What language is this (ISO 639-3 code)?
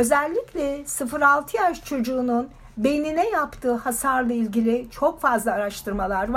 tur